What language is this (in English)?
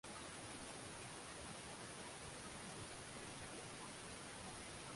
Swahili